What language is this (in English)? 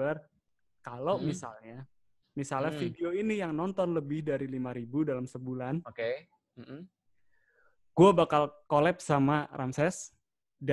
Indonesian